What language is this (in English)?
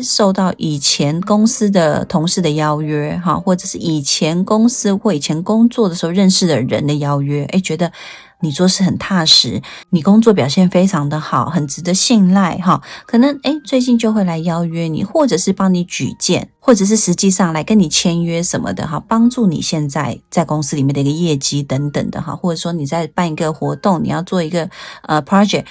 Chinese